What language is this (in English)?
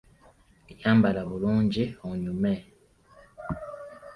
Ganda